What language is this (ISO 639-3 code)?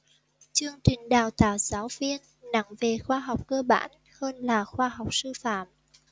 vie